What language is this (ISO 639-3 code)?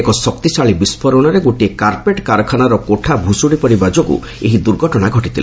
ori